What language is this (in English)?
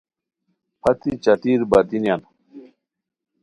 Khowar